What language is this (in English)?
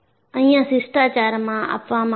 Gujarati